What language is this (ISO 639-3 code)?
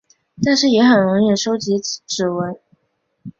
zho